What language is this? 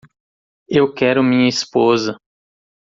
Portuguese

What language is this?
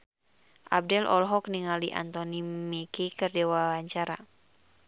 Sundanese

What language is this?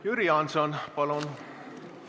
Estonian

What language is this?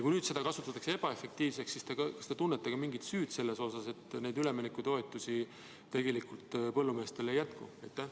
Estonian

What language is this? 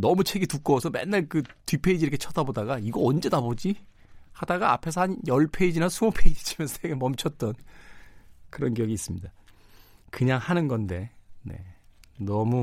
Korean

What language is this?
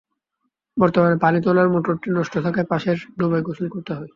Bangla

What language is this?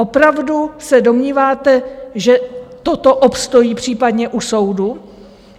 Czech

